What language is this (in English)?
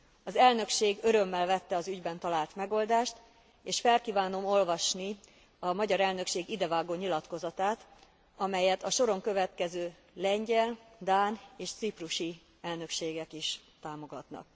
Hungarian